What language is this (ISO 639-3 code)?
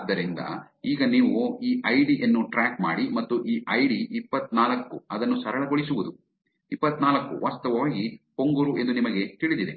kan